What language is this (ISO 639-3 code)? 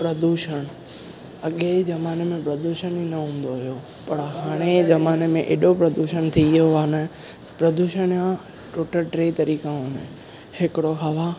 snd